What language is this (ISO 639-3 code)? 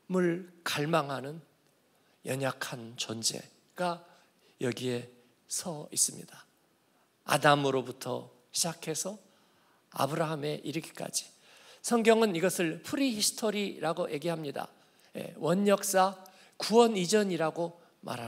kor